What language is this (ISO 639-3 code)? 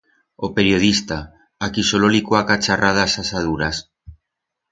arg